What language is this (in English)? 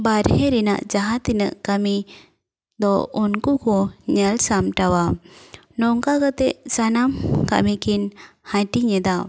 Santali